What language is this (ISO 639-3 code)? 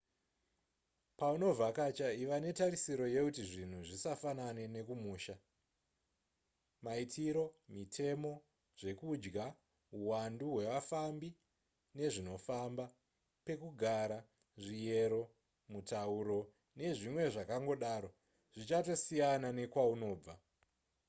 sna